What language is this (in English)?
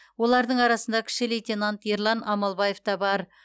Kazakh